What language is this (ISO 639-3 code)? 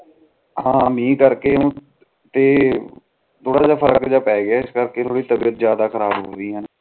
pan